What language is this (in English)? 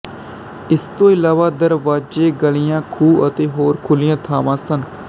Punjabi